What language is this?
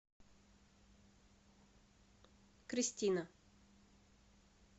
Russian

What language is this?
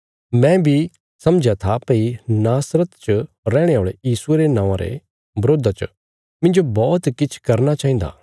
Bilaspuri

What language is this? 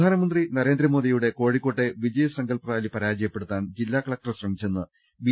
Malayalam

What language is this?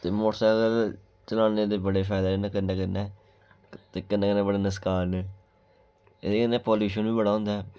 Dogri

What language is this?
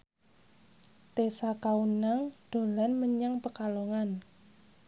Javanese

